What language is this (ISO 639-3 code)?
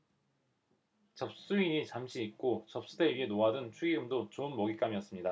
kor